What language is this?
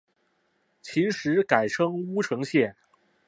Chinese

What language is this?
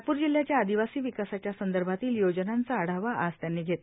Marathi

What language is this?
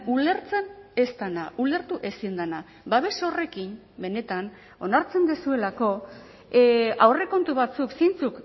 Basque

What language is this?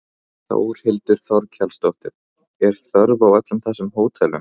Icelandic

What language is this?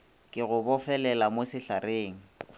Northern Sotho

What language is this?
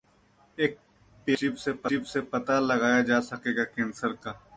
Hindi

